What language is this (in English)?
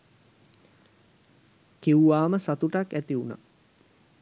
Sinhala